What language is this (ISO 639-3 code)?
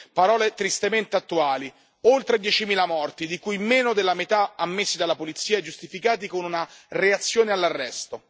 ita